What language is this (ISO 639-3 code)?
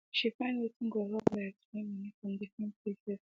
pcm